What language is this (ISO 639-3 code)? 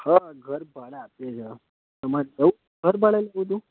guj